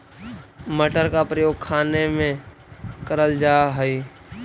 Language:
Magahi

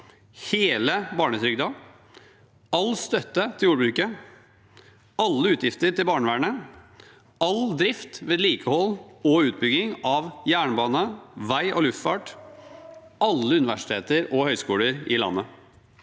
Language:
Norwegian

